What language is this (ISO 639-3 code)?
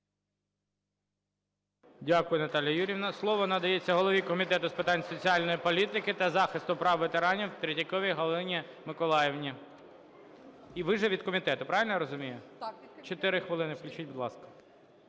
ukr